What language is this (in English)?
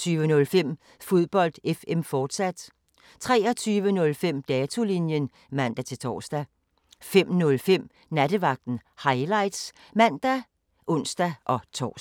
Danish